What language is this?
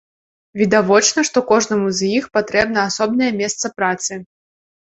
Belarusian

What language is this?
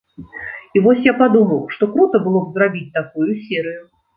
Belarusian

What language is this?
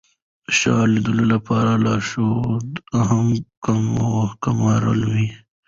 Pashto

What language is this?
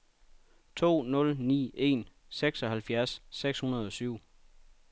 Danish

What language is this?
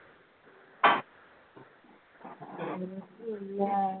Malayalam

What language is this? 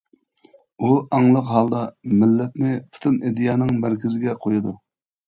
Uyghur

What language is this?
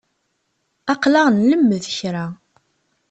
Kabyle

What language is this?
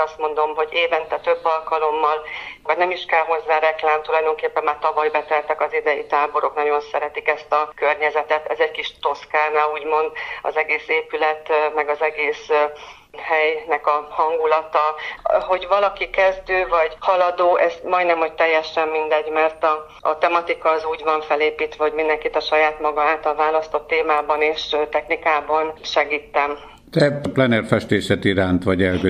Hungarian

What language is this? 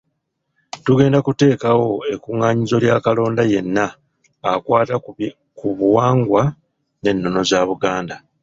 Ganda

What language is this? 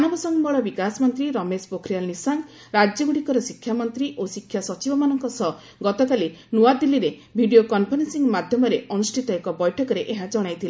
Odia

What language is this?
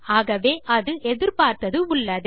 Tamil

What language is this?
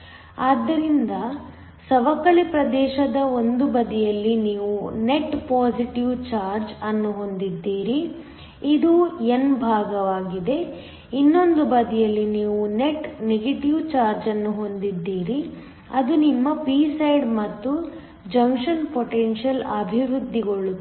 Kannada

